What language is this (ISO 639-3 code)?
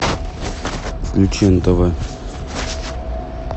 rus